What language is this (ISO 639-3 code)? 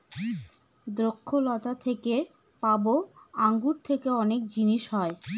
ben